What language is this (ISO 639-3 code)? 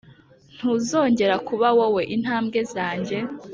kin